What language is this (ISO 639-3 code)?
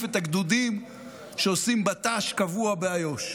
heb